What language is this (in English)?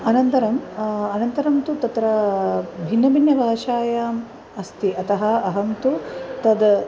Sanskrit